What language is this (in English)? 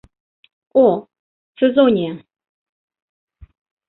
Bashkir